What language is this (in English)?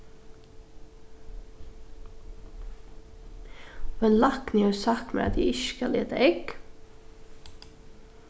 Faroese